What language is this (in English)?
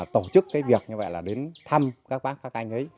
Vietnamese